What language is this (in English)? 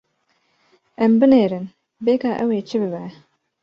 Kurdish